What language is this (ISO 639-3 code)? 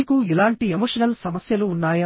tel